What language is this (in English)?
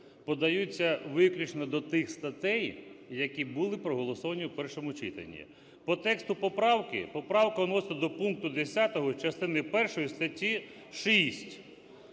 Ukrainian